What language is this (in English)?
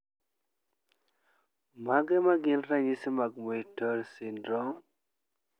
Luo (Kenya and Tanzania)